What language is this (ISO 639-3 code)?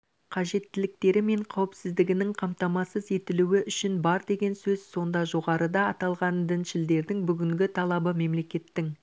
kaz